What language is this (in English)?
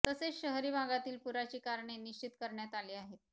Marathi